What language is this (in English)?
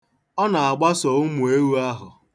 Igbo